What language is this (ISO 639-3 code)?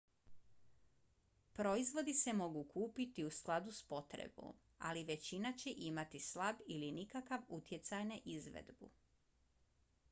bos